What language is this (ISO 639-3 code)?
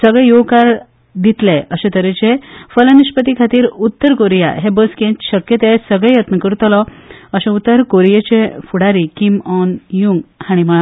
kok